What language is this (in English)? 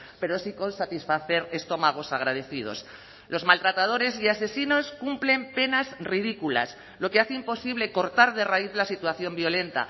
Spanish